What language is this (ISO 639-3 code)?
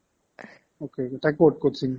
asm